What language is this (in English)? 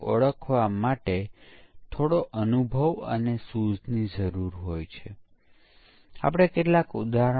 Gujarati